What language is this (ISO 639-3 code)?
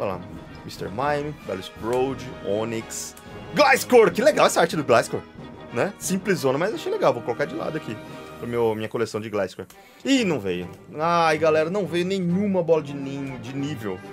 por